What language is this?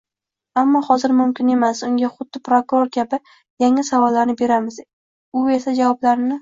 Uzbek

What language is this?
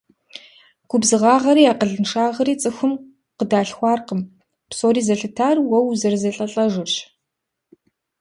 Kabardian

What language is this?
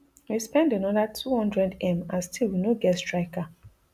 Nigerian Pidgin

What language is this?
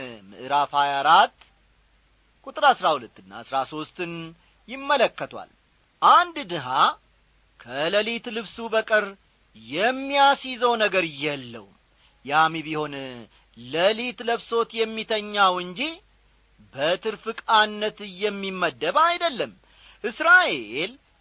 Amharic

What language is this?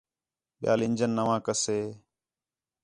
Khetrani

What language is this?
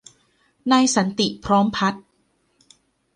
Thai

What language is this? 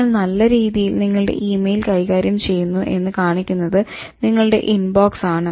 Malayalam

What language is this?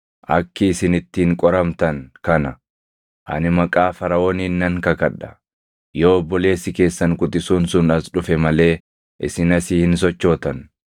Oromo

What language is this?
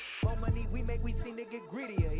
English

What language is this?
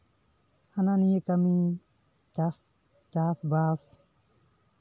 Santali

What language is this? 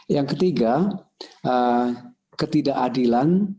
Indonesian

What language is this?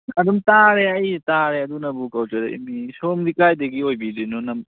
Manipuri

